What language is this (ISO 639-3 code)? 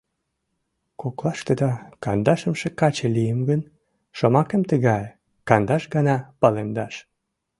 chm